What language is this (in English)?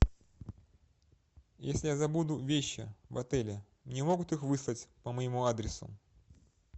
Russian